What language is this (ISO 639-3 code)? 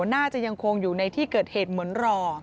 tha